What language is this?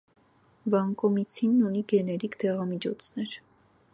Armenian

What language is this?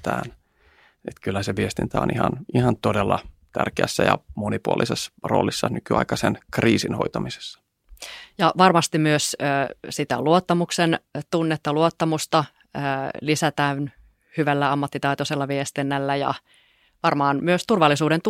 Finnish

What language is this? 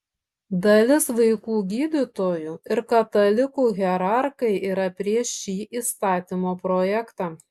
Lithuanian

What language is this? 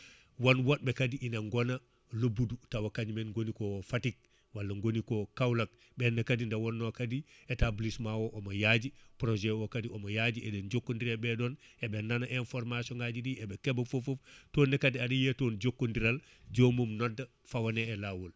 Fula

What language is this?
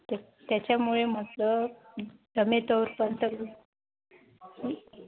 Marathi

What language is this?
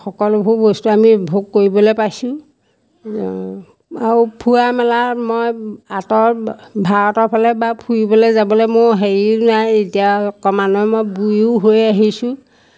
Assamese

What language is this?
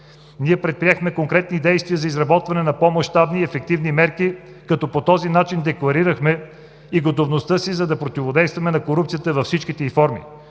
Bulgarian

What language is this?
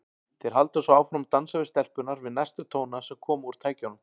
Icelandic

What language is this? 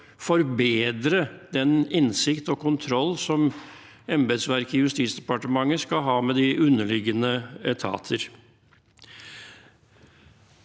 Norwegian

